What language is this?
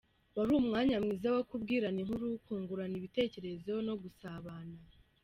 Kinyarwanda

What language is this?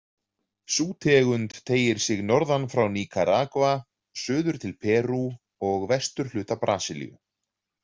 Icelandic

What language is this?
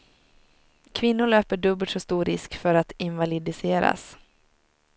Swedish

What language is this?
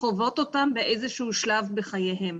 Hebrew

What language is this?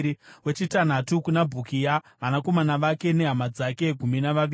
Shona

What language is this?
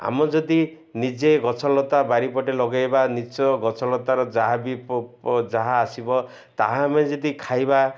Odia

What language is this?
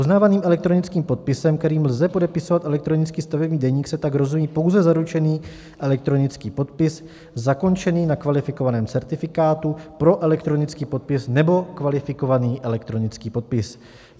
Czech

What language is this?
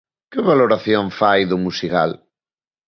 Galician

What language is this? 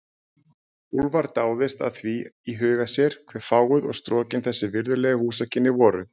Icelandic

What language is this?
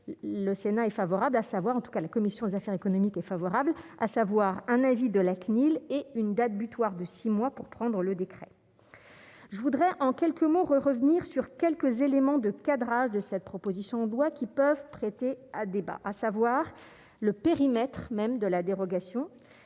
French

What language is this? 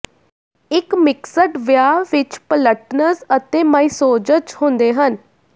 Punjabi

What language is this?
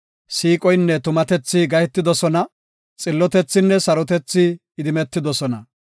Gofa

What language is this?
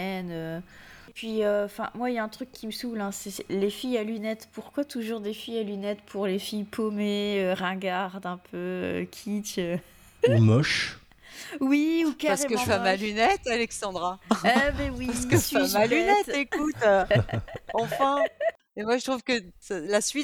French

